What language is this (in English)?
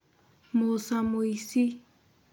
Kikuyu